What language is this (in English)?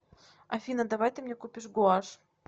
Russian